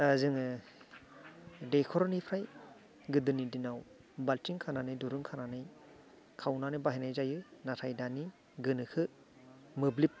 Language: Bodo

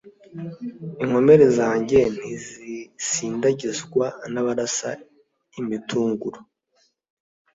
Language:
Kinyarwanda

